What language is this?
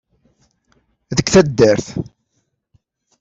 Kabyle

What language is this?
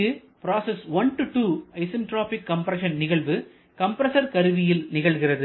Tamil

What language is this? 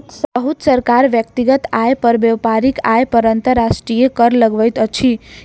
Maithili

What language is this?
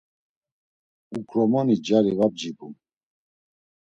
Laz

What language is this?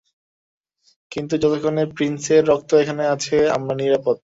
Bangla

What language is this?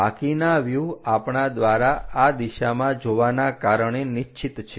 Gujarati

